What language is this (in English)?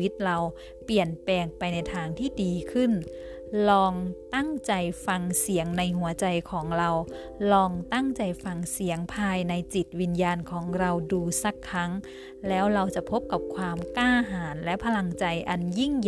Thai